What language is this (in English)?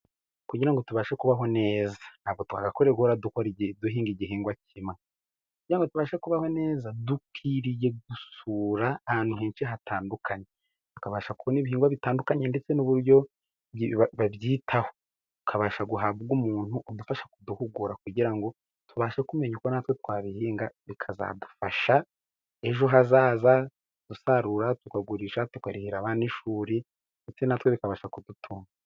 Kinyarwanda